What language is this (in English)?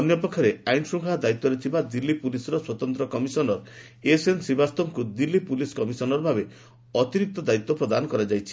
Odia